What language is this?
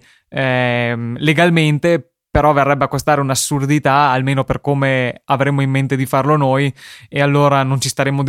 Italian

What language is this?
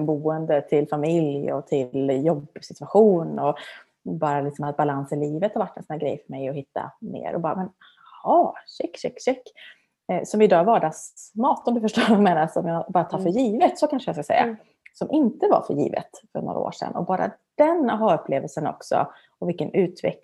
Swedish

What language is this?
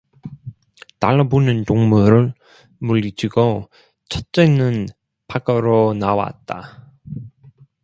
Korean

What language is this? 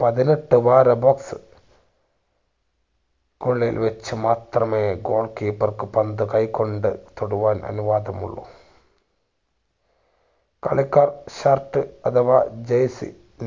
Malayalam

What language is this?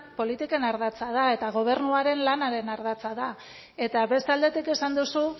Basque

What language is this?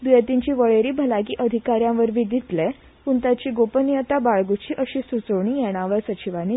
Konkani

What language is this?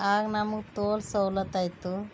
Kannada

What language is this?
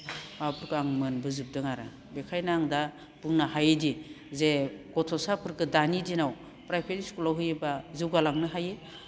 Bodo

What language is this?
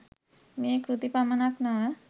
Sinhala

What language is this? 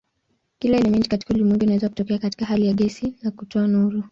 Swahili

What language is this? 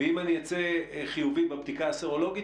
Hebrew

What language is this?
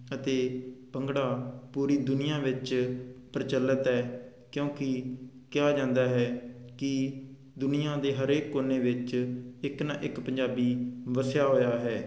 Punjabi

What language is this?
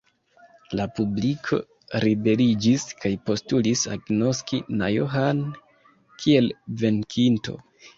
Esperanto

